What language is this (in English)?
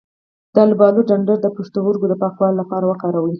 Pashto